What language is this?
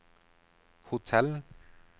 Norwegian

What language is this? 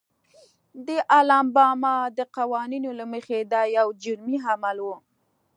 Pashto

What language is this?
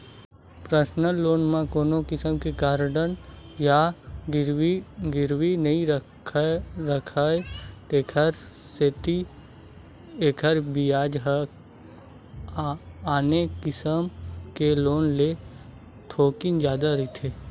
Chhattisgarhi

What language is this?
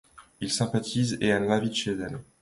French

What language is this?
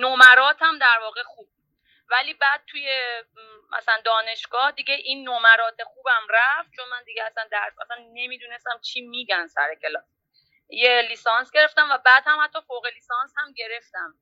Persian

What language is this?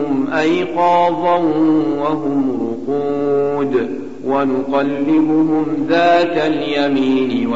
Arabic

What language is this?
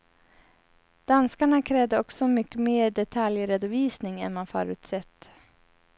Swedish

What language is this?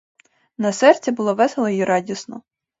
Ukrainian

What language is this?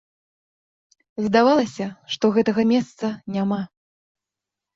Belarusian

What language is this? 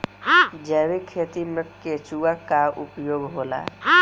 Bhojpuri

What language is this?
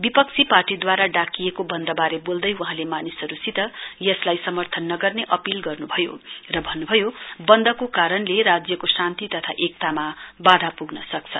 Nepali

